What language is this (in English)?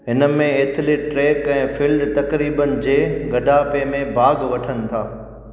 Sindhi